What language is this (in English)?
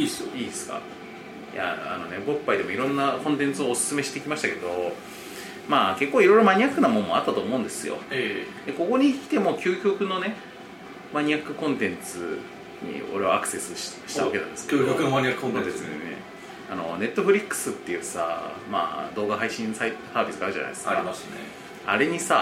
Japanese